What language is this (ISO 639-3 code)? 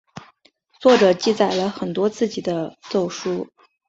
zho